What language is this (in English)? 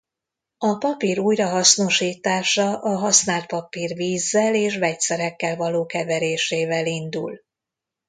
Hungarian